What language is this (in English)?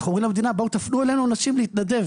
Hebrew